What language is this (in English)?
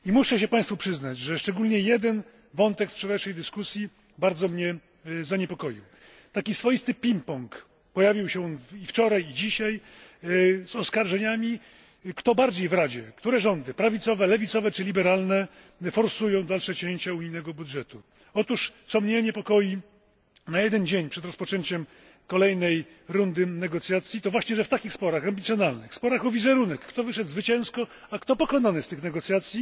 Polish